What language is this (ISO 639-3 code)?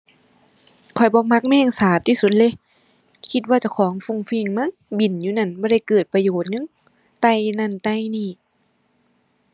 tha